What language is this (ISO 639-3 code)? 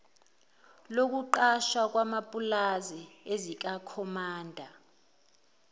zul